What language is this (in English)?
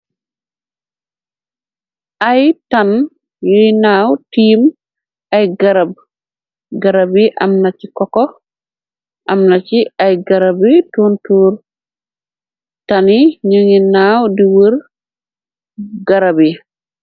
Wolof